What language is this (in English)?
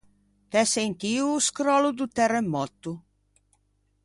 Ligurian